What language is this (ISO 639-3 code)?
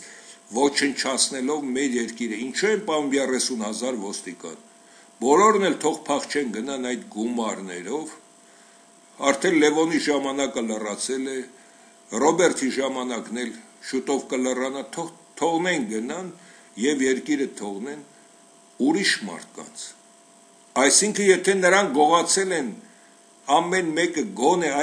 ron